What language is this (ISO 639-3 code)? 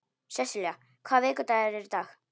isl